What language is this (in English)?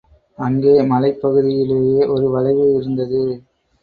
Tamil